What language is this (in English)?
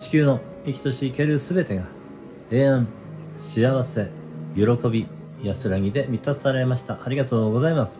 Japanese